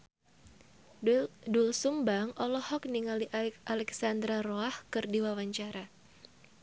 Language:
Sundanese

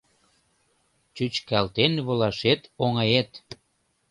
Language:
Mari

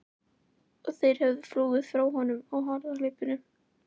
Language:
Icelandic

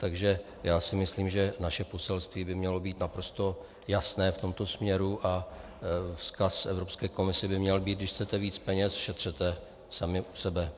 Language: Czech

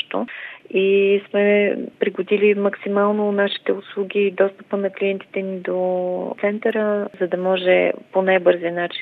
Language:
Bulgarian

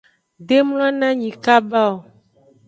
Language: Aja (Benin)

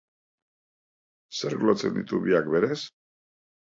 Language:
Basque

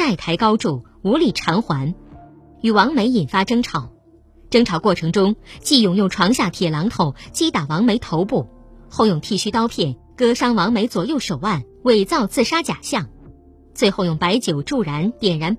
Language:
Chinese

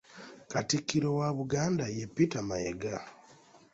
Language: Ganda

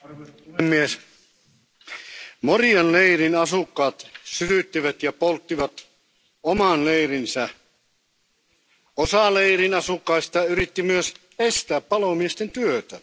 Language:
Finnish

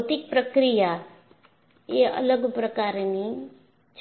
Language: Gujarati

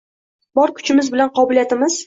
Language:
Uzbek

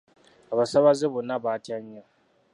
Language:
Ganda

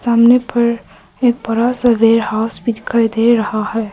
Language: Hindi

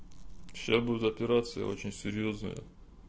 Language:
Russian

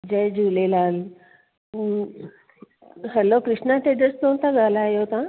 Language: Sindhi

